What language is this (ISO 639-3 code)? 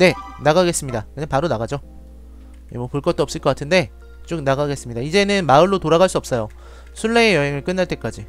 kor